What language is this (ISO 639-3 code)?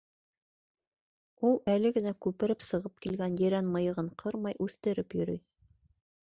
bak